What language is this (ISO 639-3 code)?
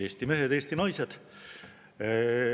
est